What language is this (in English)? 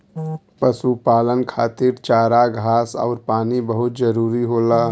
Bhojpuri